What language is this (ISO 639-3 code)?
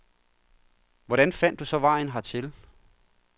dan